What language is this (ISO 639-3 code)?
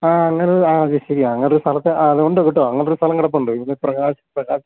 mal